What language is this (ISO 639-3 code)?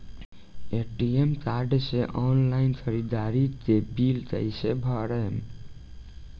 bho